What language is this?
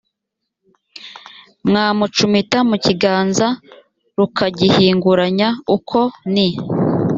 Kinyarwanda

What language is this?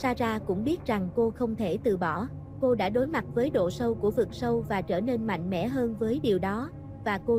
Vietnamese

